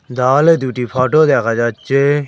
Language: Bangla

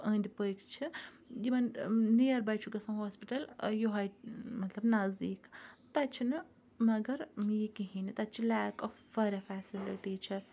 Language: Kashmiri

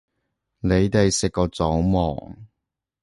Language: Cantonese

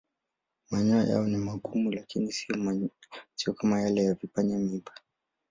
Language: Swahili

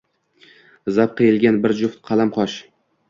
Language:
Uzbek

